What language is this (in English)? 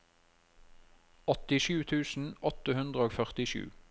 Norwegian